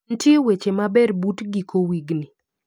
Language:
Luo (Kenya and Tanzania)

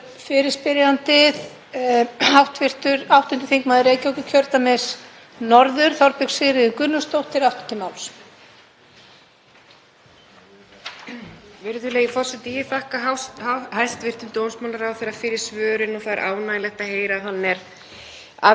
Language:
Icelandic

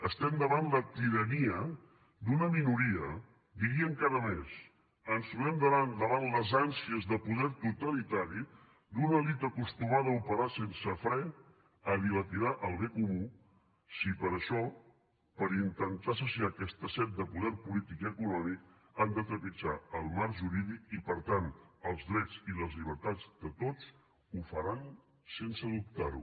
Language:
Catalan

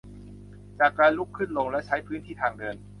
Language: Thai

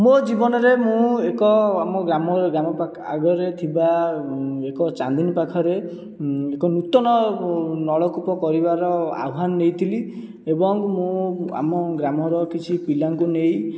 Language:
Odia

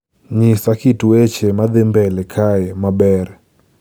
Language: Luo (Kenya and Tanzania)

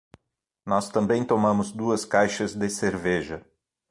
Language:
Portuguese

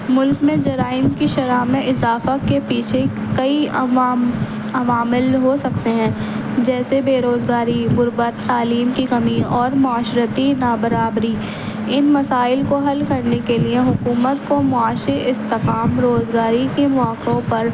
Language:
Urdu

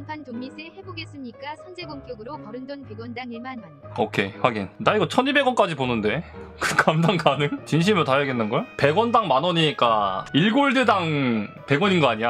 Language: Korean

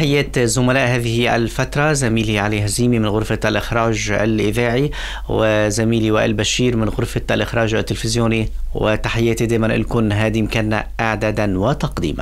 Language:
Arabic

